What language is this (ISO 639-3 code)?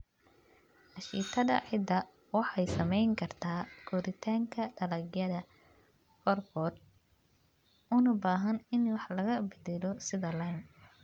som